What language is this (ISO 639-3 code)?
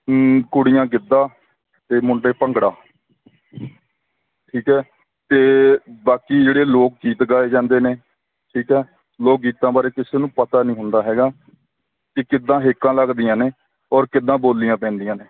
pan